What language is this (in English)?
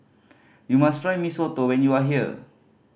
English